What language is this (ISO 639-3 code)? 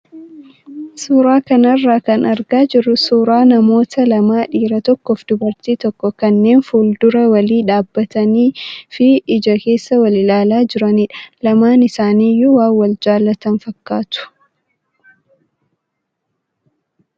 orm